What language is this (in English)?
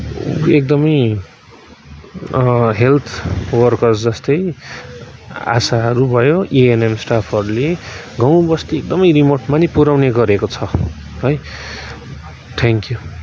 Nepali